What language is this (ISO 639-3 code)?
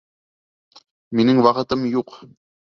bak